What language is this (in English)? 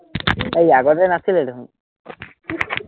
Assamese